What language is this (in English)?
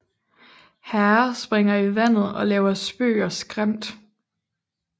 Danish